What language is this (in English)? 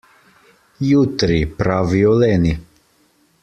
Slovenian